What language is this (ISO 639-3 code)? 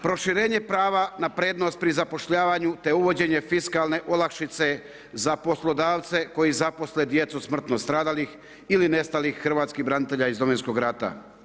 hrv